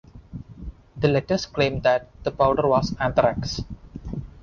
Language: English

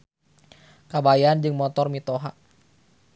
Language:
Sundanese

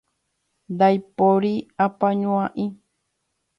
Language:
Guarani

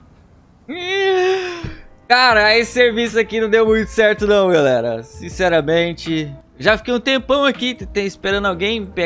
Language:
Portuguese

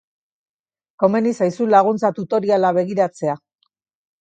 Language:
Basque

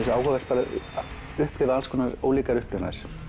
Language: Icelandic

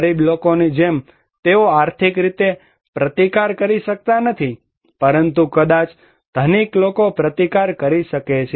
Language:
Gujarati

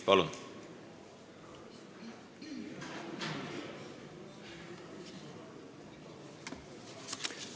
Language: Estonian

